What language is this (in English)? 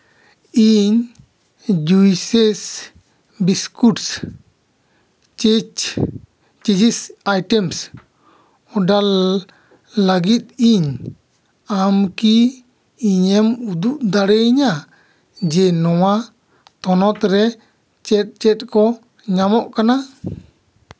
Santali